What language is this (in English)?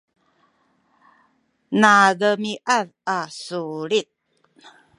Sakizaya